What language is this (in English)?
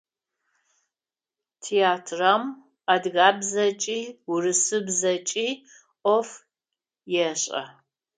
Adyghe